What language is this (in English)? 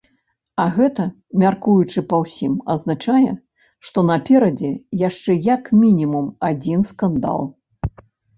Belarusian